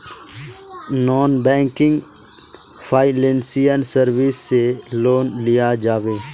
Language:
Magahi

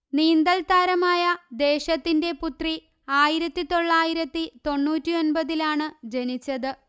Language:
Malayalam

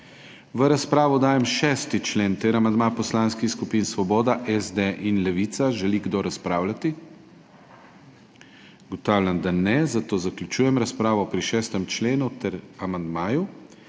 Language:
Slovenian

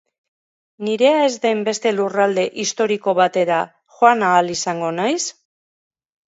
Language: Basque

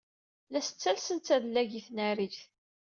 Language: Kabyle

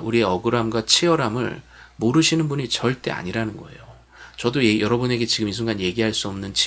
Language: Korean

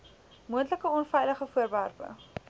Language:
Afrikaans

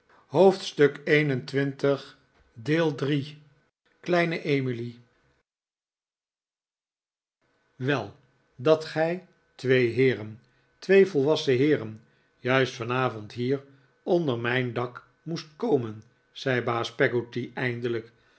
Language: Dutch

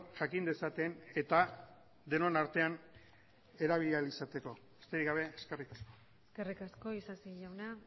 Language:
Basque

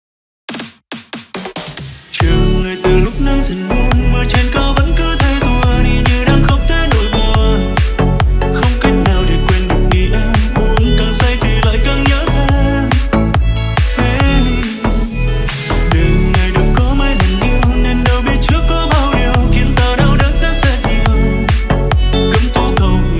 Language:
Vietnamese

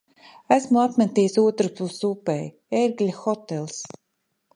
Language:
Latvian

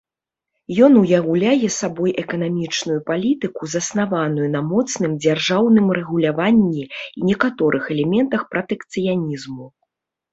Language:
Belarusian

